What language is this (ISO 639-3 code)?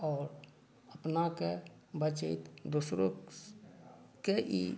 mai